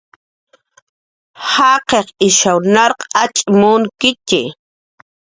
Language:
Jaqaru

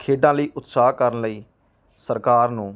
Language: Punjabi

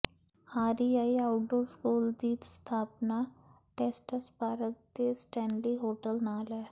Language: Punjabi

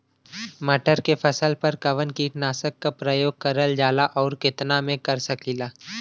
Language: Bhojpuri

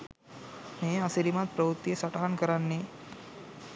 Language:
Sinhala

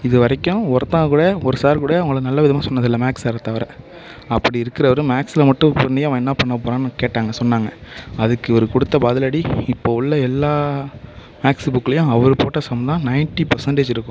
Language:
Tamil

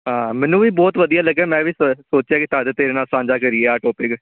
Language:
Punjabi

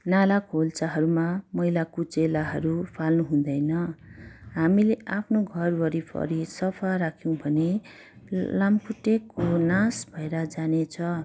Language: Nepali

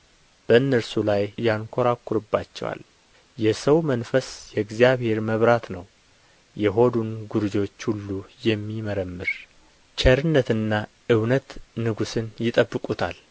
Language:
Amharic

